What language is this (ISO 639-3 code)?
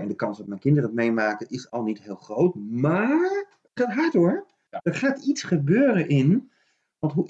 nld